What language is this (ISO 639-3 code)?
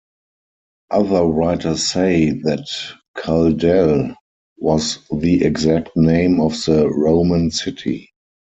eng